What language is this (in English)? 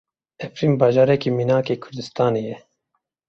Kurdish